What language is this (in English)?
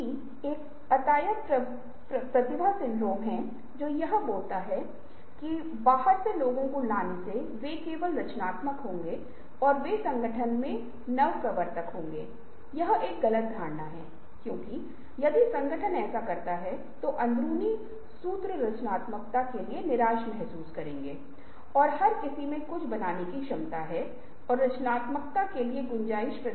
Hindi